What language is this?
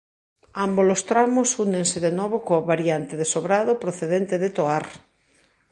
Galician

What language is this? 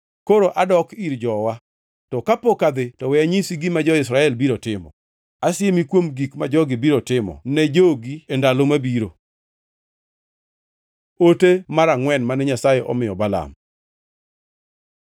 Luo (Kenya and Tanzania)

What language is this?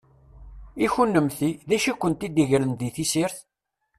Kabyle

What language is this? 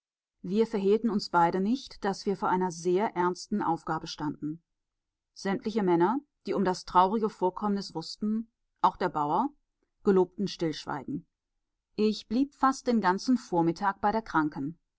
German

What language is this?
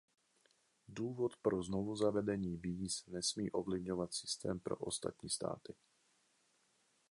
Czech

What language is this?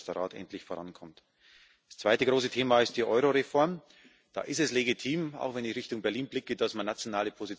German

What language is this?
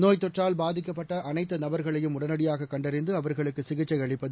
Tamil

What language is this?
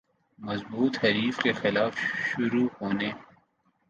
Urdu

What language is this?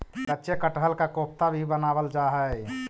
Magahi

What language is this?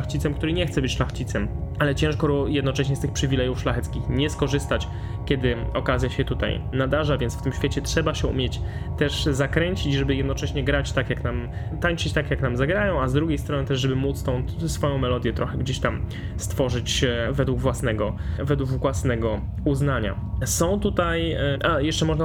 Polish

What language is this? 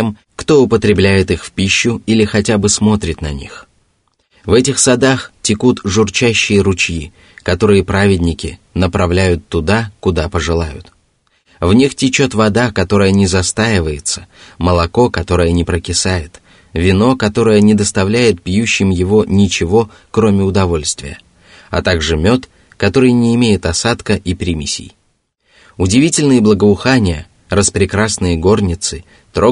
Russian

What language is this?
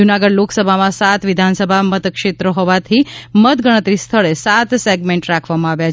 Gujarati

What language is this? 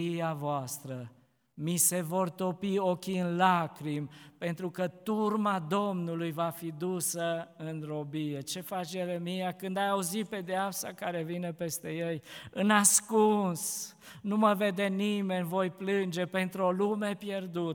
Romanian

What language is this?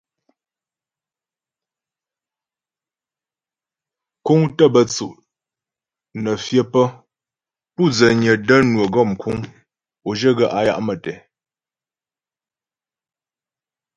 Ghomala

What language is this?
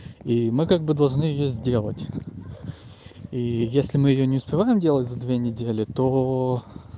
Russian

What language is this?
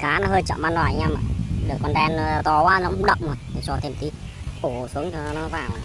Vietnamese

